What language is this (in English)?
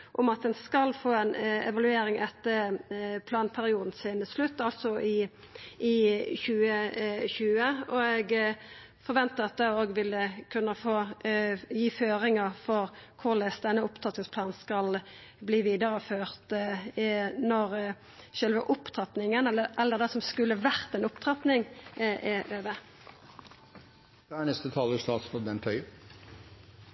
Norwegian